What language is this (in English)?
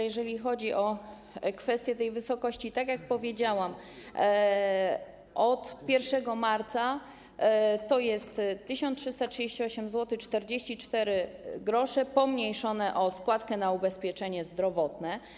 Polish